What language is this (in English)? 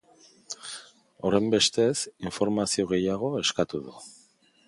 Basque